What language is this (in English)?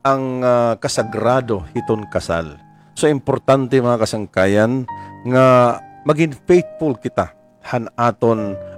Filipino